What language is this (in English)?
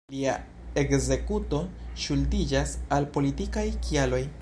Esperanto